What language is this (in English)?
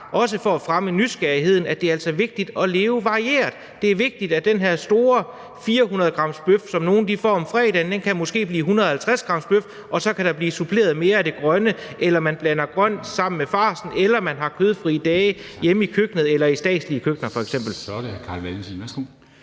Danish